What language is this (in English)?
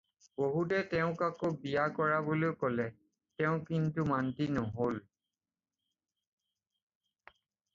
Assamese